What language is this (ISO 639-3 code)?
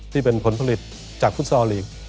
tha